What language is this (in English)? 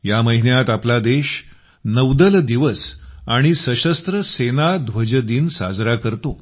Marathi